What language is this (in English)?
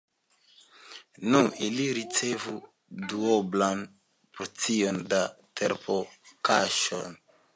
Esperanto